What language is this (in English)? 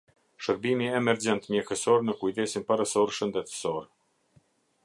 Albanian